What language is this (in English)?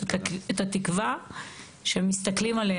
Hebrew